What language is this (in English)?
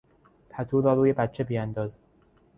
Persian